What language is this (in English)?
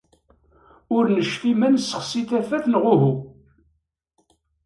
Kabyle